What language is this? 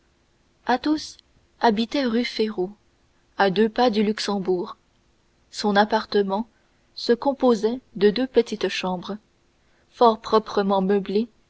French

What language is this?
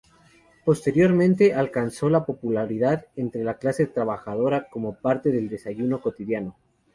Spanish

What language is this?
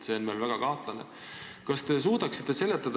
Estonian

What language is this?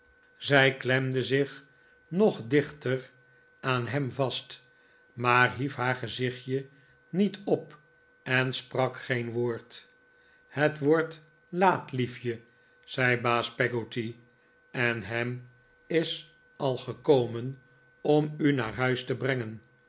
Dutch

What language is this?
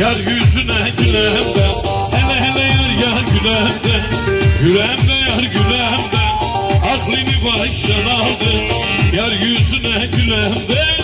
Turkish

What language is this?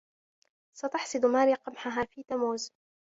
Arabic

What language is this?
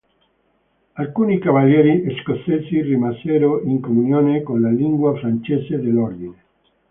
Italian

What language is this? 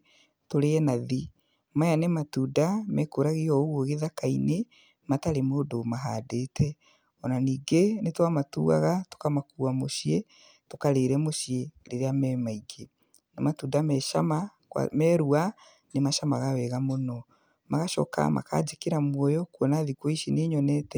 Kikuyu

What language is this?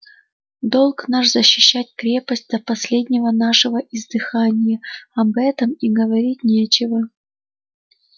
Russian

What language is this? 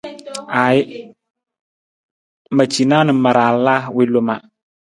Nawdm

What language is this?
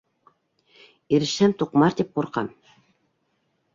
Bashkir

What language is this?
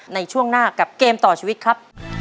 Thai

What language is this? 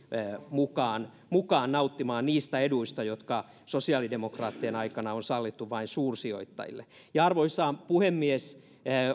Finnish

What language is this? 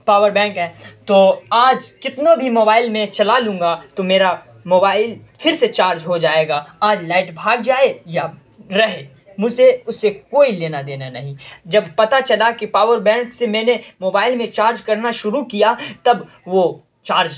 Urdu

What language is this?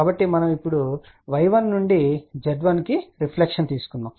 Telugu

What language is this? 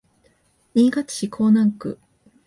Japanese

